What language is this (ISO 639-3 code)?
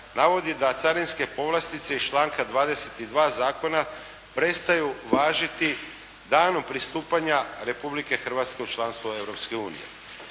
hrv